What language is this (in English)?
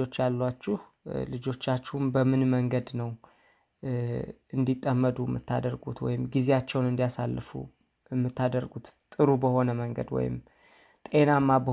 Amharic